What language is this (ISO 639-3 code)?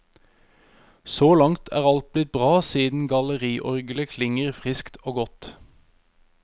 nor